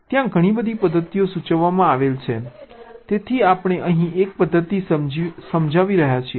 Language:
Gujarati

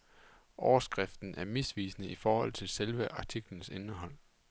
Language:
Danish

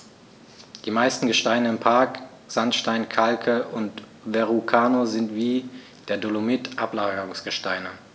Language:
German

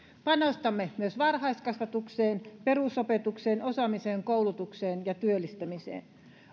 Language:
Finnish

